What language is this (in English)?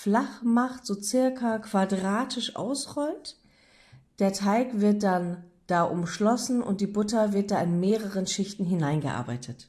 German